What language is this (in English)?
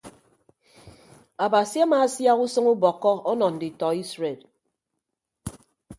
Ibibio